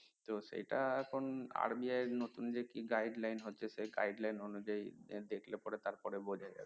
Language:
Bangla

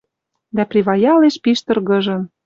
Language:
Western Mari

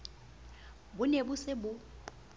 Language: Southern Sotho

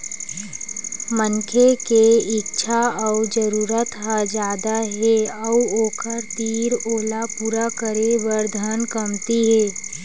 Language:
Chhattisgarhi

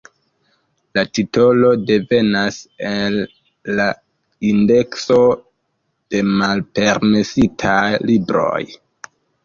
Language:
Esperanto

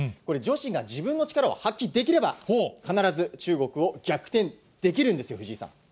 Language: Japanese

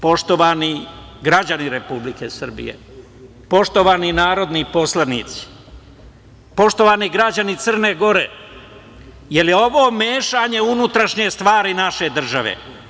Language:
Serbian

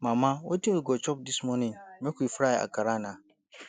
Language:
Nigerian Pidgin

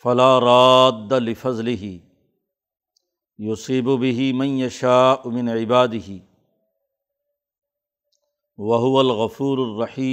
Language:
Urdu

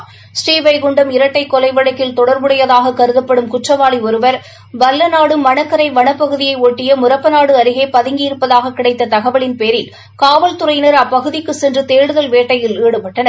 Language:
Tamil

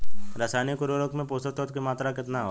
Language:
Bhojpuri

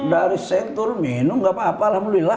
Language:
Indonesian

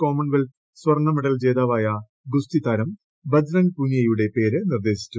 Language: Malayalam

